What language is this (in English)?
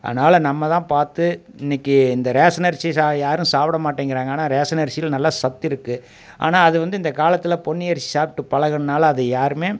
Tamil